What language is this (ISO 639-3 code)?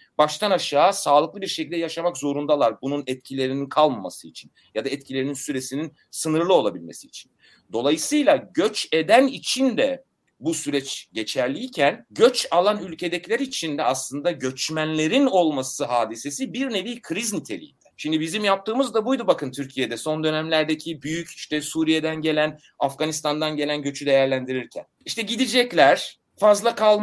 tur